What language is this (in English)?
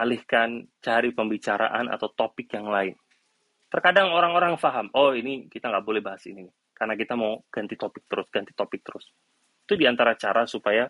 Indonesian